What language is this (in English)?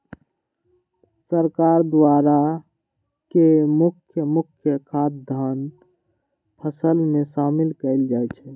Magahi